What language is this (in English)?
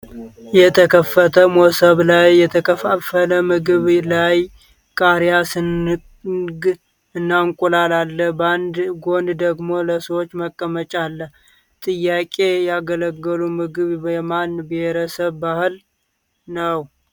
Amharic